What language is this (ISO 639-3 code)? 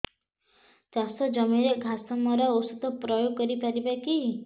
ori